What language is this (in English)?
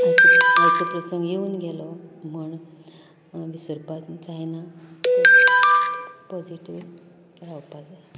Konkani